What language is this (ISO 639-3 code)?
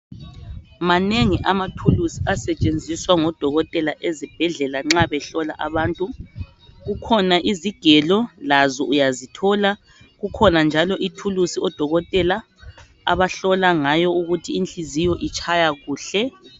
nde